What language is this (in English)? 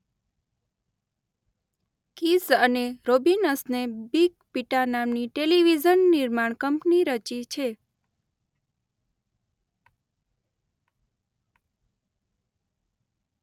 Gujarati